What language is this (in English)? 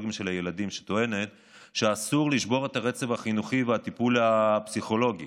Hebrew